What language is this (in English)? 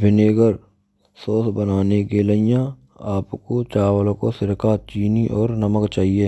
Braj